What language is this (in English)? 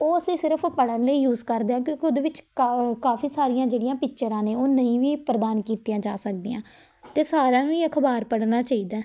Punjabi